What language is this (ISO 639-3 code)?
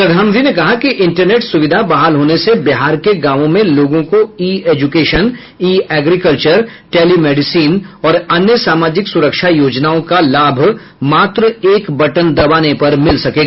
hin